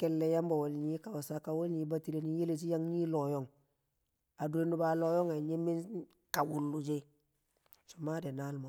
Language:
Kamo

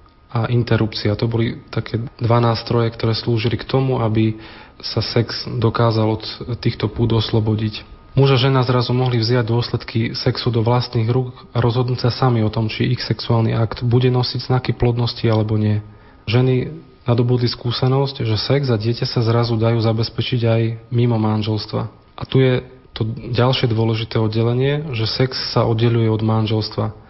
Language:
Slovak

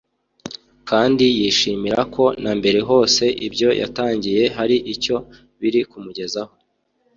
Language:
Kinyarwanda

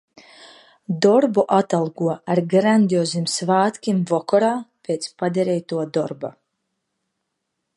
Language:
Latvian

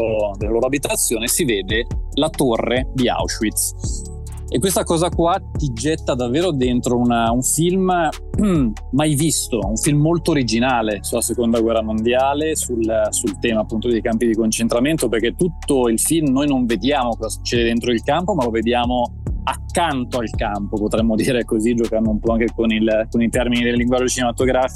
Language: Italian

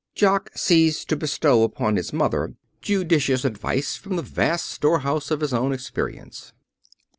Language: English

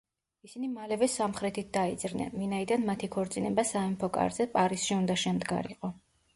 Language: Georgian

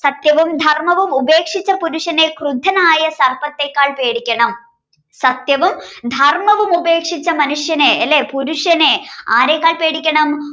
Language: Malayalam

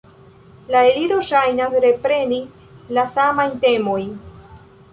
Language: Esperanto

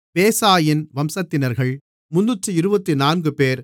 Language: Tamil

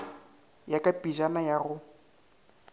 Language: Northern Sotho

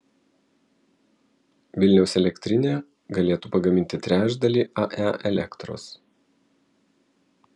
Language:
Lithuanian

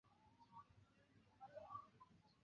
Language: Chinese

